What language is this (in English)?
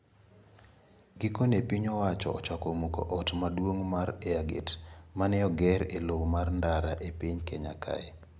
Luo (Kenya and Tanzania)